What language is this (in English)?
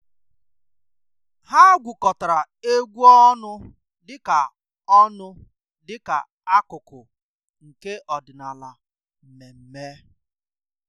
Igbo